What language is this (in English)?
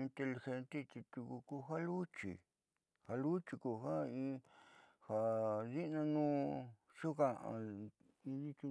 Southeastern Nochixtlán Mixtec